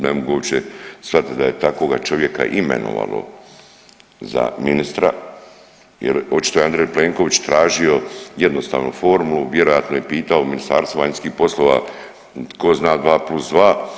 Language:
Croatian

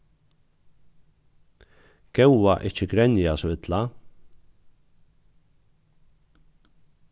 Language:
Faroese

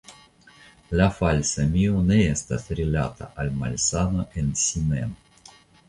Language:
Esperanto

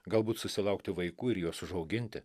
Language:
Lithuanian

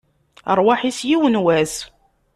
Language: Kabyle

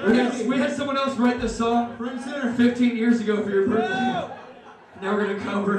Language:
English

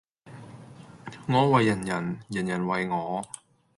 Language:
Cantonese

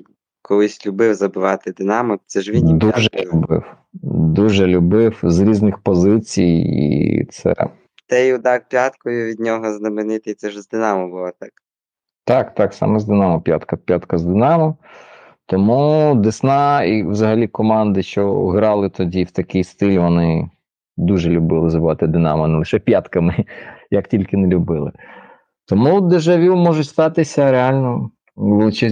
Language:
Ukrainian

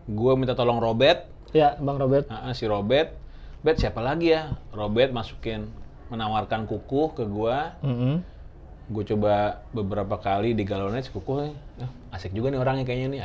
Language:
Indonesian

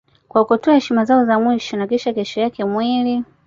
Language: Swahili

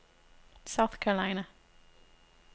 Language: Danish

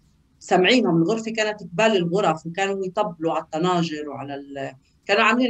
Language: Arabic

